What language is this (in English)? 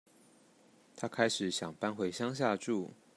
Chinese